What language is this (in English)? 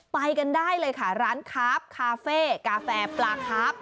Thai